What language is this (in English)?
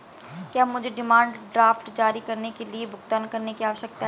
Hindi